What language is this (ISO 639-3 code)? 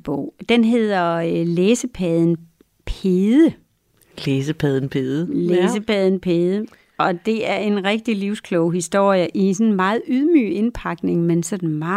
dan